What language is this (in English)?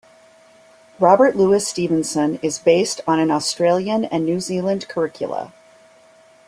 English